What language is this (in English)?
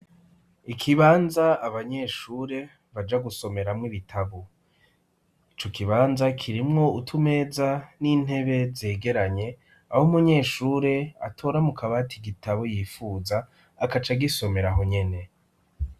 Rundi